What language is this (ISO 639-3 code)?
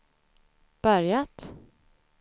swe